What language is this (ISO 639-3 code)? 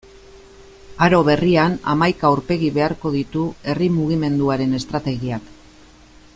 eus